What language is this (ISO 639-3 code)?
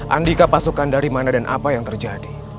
ind